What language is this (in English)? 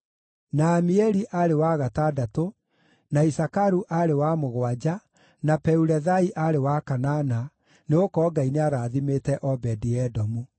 Kikuyu